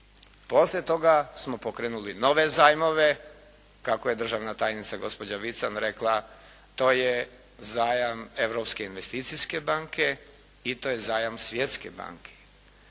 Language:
Croatian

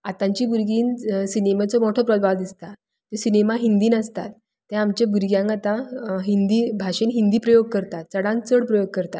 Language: Konkani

